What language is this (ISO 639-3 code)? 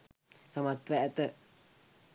sin